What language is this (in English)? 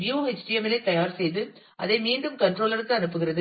Tamil